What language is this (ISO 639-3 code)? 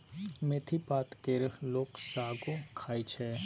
mai